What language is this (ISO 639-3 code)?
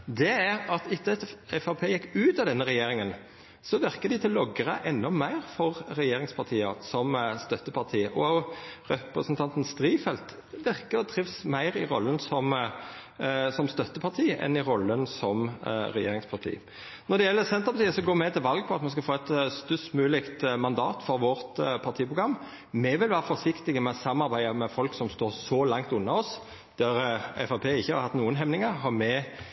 nno